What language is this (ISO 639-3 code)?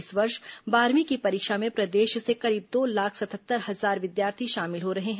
hin